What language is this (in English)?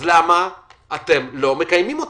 Hebrew